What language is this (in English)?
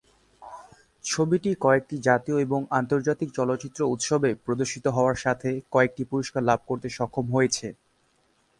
Bangla